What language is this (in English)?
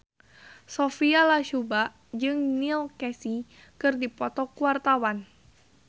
Sundanese